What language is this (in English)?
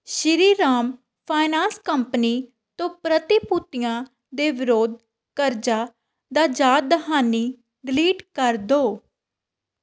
Punjabi